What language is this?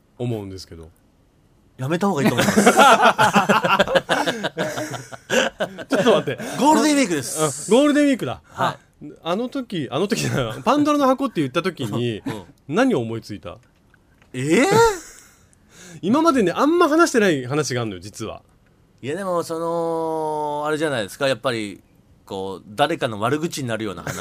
Japanese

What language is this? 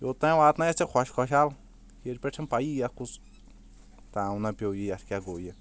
Kashmiri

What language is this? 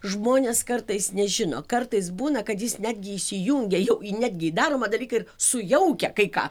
Lithuanian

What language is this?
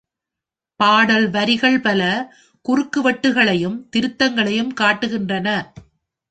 Tamil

